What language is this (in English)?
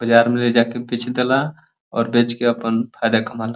Bhojpuri